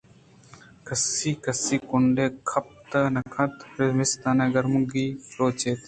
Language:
Eastern Balochi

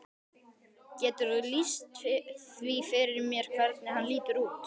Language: Icelandic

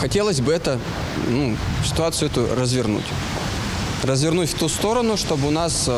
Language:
Russian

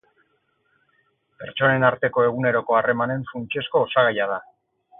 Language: Basque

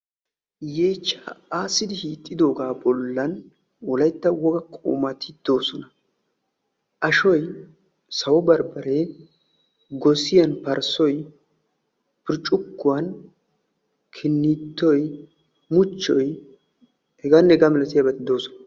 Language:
Wolaytta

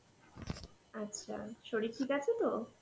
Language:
Bangla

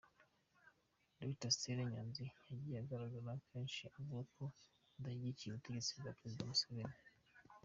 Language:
Kinyarwanda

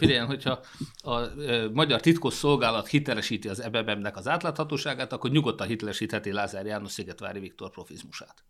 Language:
Hungarian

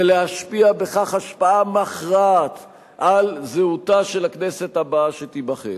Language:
Hebrew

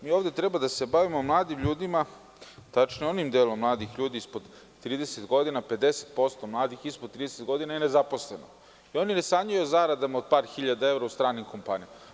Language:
Serbian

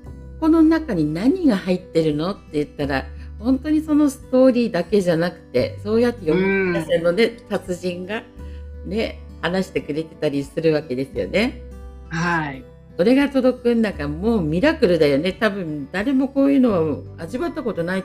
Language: Japanese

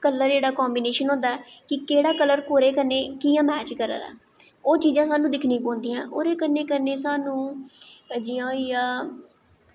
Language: Dogri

